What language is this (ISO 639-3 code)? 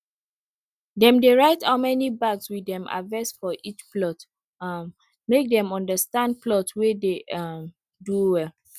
pcm